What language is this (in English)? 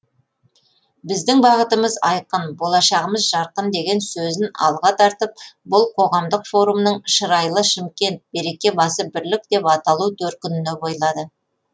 Kazakh